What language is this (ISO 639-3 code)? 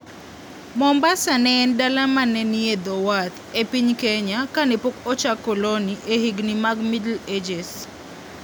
luo